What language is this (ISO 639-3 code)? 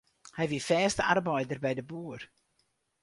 fry